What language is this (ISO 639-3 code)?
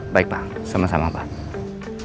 ind